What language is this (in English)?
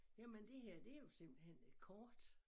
Danish